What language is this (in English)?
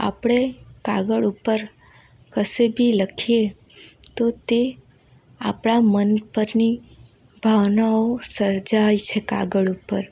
Gujarati